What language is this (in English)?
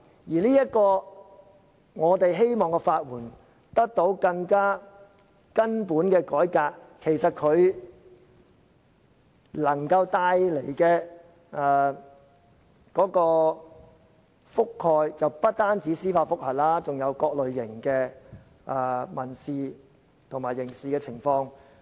Cantonese